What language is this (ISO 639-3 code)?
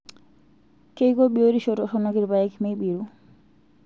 mas